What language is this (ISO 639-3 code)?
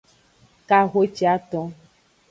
ajg